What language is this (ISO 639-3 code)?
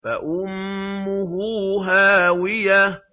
ara